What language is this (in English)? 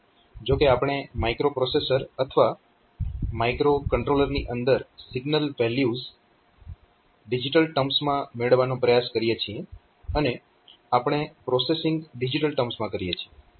Gujarati